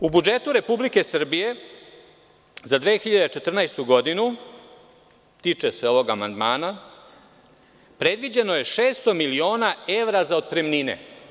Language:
Serbian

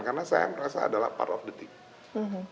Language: Indonesian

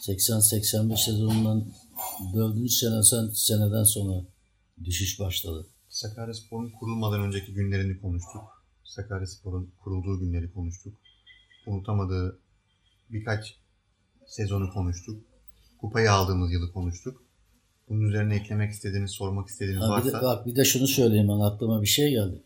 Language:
Turkish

